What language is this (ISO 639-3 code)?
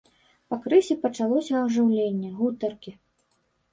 bel